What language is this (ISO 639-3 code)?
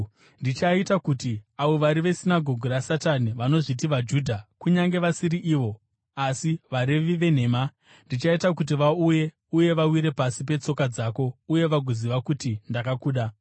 sna